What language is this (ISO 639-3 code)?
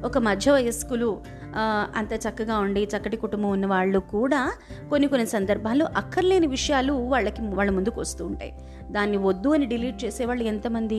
tel